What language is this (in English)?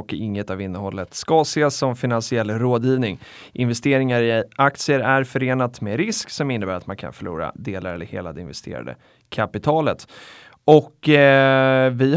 Swedish